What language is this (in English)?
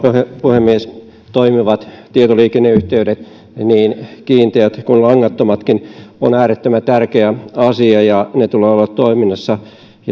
Finnish